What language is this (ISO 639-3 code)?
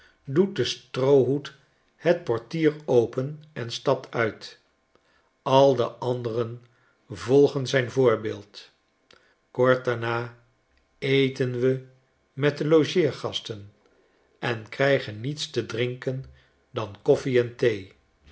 nld